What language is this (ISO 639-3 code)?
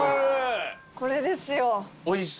jpn